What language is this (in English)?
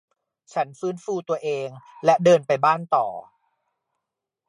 Thai